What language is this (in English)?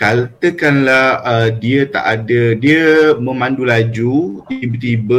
Malay